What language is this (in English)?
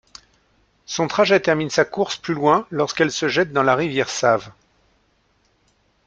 French